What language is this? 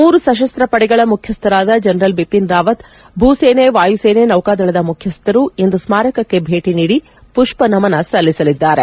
Kannada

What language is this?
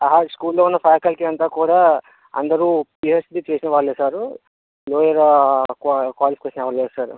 Telugu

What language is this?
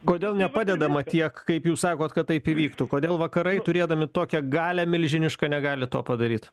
Lithuanian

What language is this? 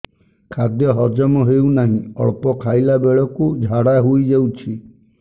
Odia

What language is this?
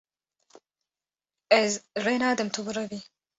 Kurdish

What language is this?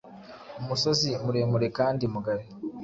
Kinyarwanda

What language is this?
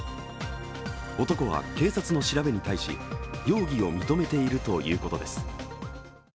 Japanese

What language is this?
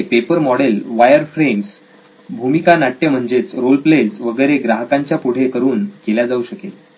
Marathi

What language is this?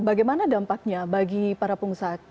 Indonesian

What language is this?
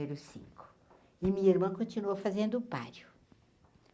Portuguese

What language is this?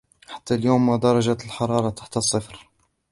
Arabic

